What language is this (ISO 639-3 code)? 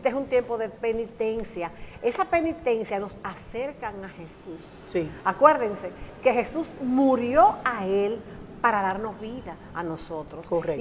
spa